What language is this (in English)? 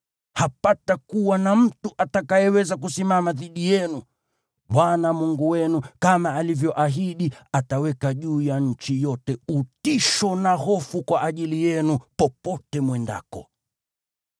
Swahili